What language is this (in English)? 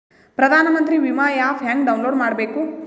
Kannada